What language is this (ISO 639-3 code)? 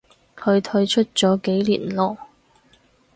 yue